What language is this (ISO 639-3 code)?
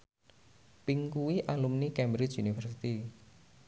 jav